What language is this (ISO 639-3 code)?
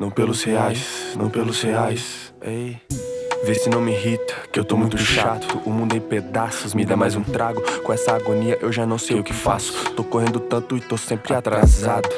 por